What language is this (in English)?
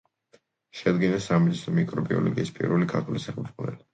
Georgian